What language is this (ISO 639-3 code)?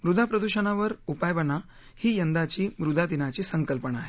mar